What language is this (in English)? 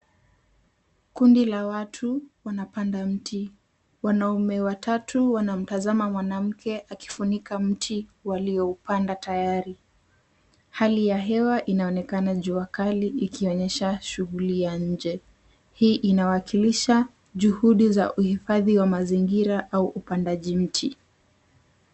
Swahili